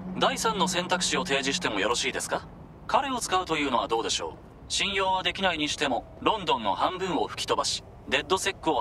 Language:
Japanese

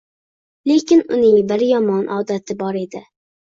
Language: Uzbek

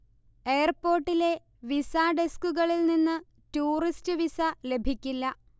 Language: Malayalam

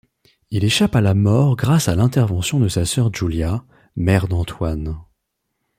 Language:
French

